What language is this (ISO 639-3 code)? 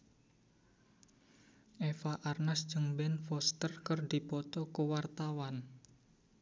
sun